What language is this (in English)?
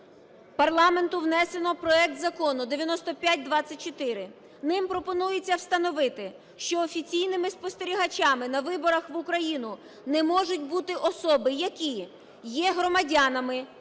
Ukrainian